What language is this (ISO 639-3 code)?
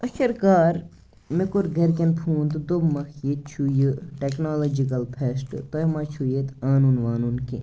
kas